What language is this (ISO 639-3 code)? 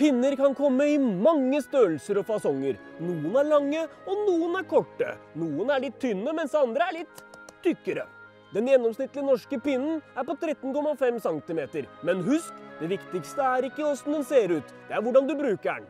nor